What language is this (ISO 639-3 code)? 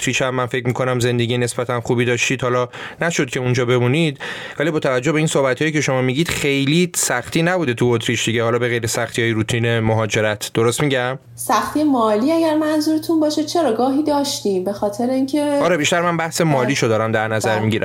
fas